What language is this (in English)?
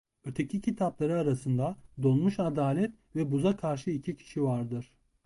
Turkish